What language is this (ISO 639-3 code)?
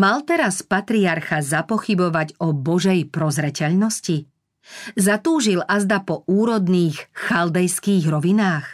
slk